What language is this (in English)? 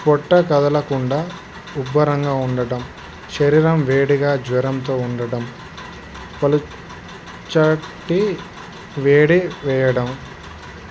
Telugu